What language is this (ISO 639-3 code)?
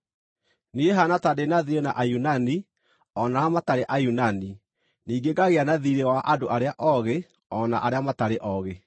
kik